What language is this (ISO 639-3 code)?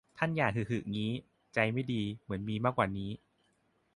tha